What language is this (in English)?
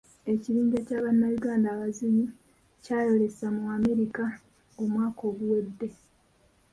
Ganda